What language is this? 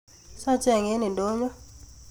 Kalenjin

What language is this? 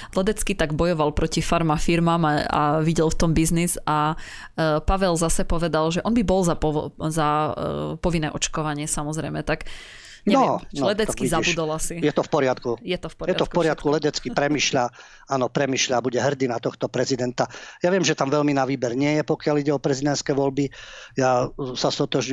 Slovak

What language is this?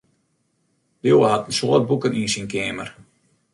Western Frisian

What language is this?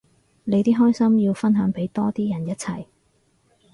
Cantonese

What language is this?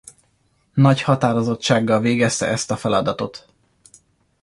Hungarian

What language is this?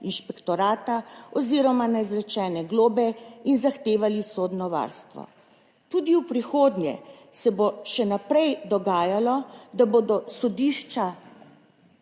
Slovenian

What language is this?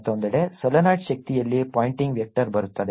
Kannada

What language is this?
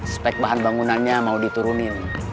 Indonesian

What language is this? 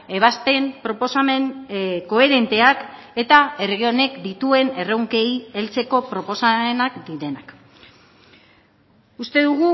Basque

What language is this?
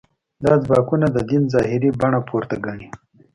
Pashto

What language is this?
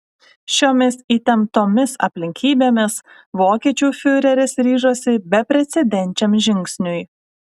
Lithuanian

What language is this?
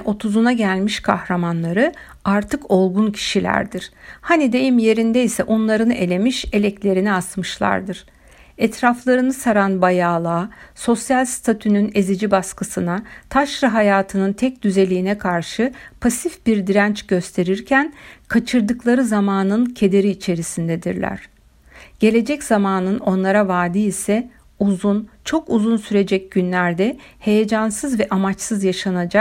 Turkish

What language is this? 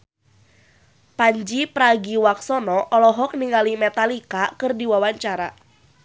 Sundanese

